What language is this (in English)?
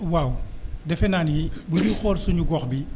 Wolof